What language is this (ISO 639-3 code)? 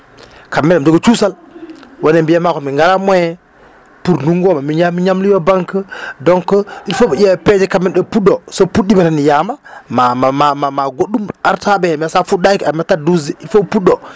ful